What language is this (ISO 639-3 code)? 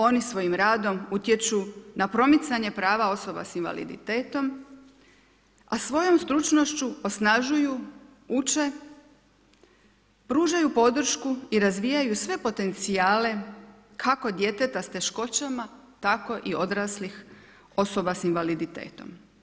hrv